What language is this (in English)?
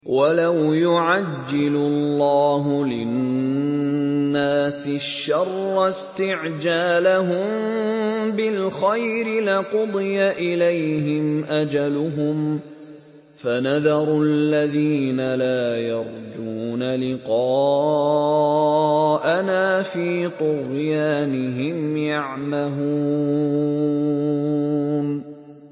Arabic